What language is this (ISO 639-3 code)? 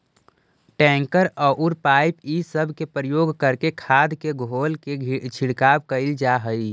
mag